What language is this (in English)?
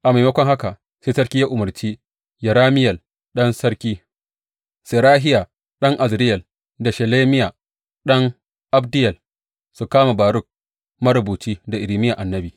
Hausa